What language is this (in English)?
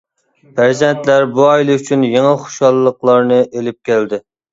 Uyghur